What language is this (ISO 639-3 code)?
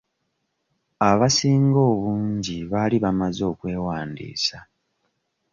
lug